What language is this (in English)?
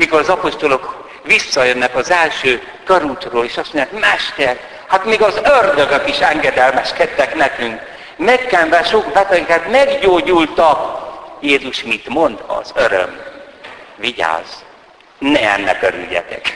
Hungarian